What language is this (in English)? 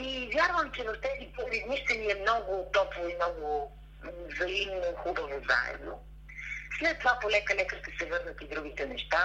Bulgarian